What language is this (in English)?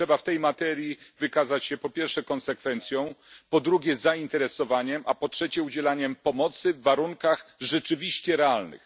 Polish